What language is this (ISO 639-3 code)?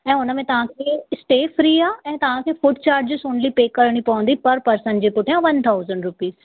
snd